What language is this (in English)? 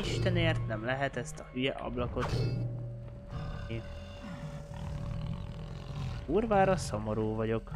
Hungarian